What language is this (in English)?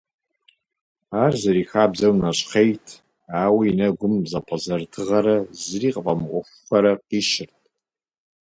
Kabardian